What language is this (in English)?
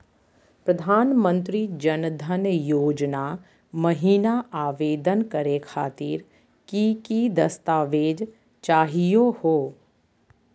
Magahi